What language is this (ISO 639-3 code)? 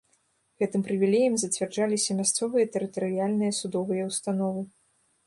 bel